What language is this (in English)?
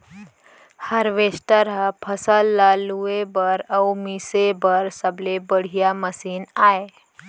Chhattisgarhi